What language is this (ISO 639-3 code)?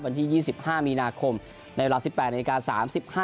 tha